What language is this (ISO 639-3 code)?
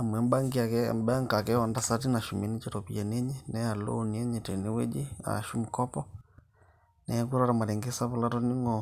mas